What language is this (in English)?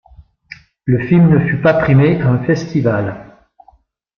French